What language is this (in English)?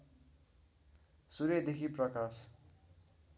Nepali